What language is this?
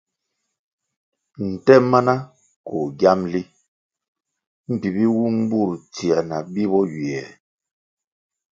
Kwasio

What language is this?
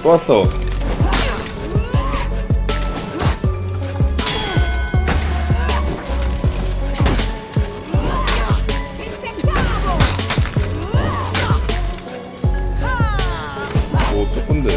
Korean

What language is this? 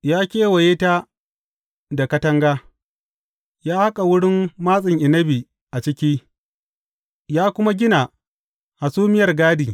Hausa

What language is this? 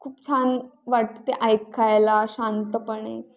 Marathi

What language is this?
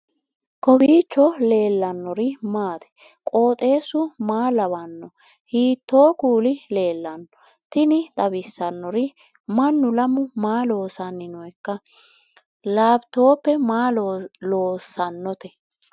Sidamo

